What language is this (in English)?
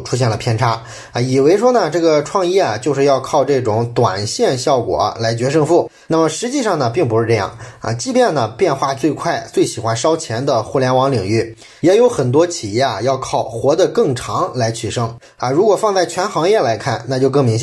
Chinese